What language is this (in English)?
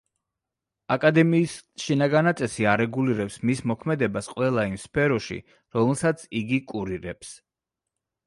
Georgian